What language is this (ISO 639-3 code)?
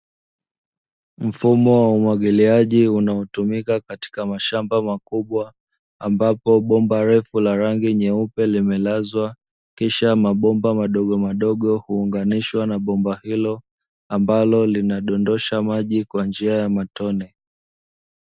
swa